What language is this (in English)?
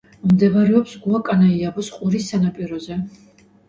Georgian